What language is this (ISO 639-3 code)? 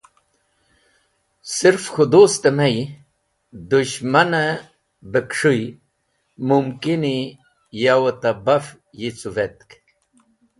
wbl